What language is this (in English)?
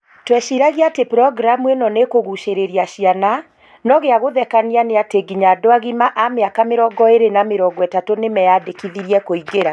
Kikuyu